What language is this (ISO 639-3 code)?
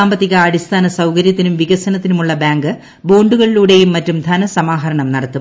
mal